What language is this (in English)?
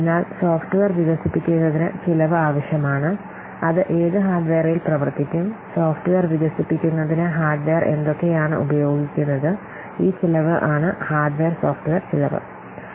Malayalam